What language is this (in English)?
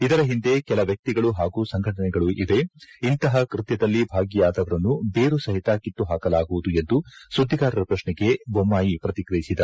Kannada